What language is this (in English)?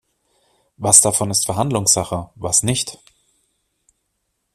German